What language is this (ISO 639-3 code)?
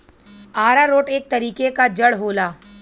bho